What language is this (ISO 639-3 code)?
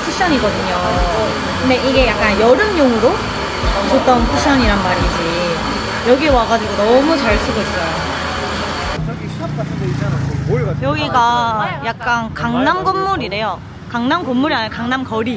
kor